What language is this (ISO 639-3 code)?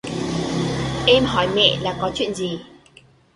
vie